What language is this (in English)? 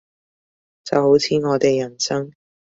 Cantonese